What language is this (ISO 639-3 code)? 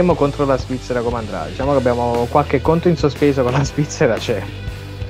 ita